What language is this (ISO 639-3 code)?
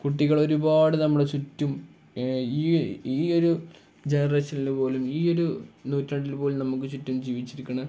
mal